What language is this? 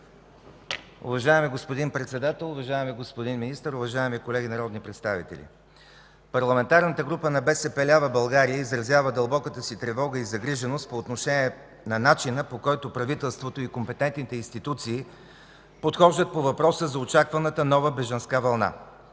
Bulgarian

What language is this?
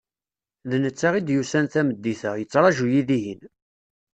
Kabyle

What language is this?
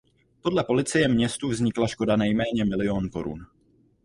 Czech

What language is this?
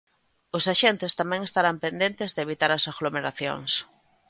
Galician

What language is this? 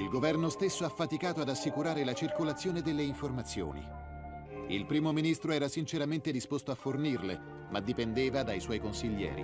Italian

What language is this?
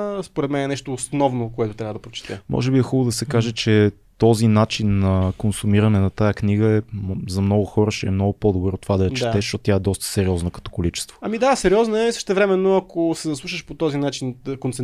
Bulgarian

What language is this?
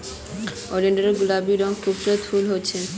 Magahi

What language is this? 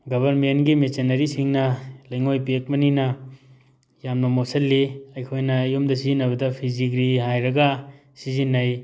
Manipuri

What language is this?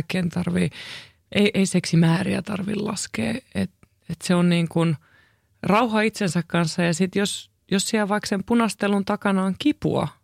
Finnish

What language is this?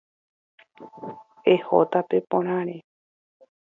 Guarani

